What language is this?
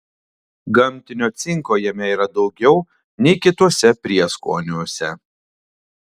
Lithuanian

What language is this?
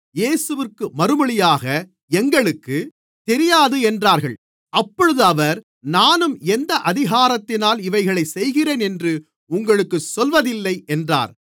Tamil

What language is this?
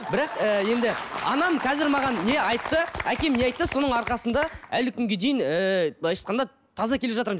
Kazakh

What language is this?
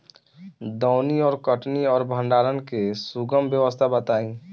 Bhojpuri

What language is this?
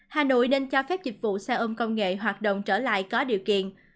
Vietnamese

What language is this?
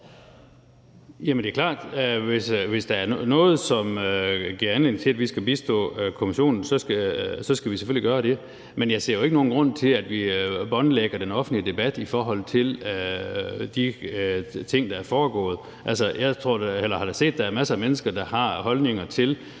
Danish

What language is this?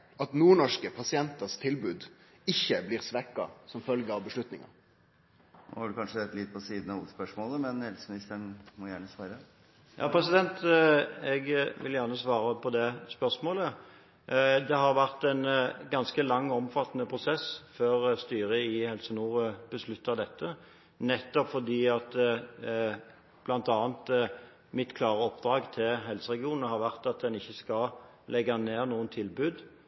Norwegian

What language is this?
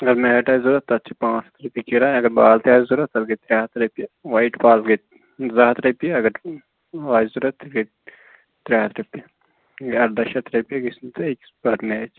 Kashmiri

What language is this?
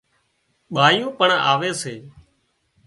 Wadiyara Koli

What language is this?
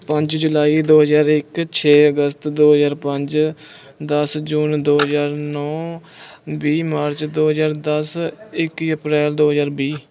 Punjabi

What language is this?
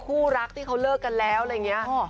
Thai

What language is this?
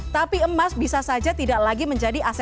Indonesian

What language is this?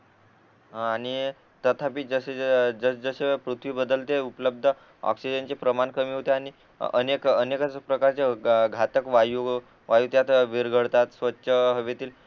Marathi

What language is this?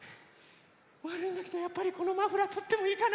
Japanese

